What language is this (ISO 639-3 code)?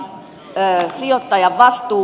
fin